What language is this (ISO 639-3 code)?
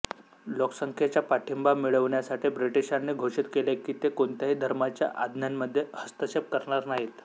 mar